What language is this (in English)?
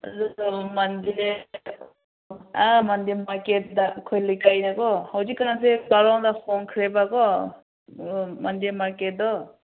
Manipuri